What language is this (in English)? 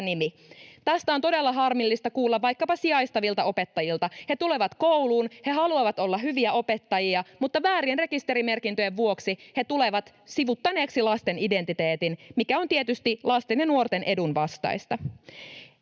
Finnish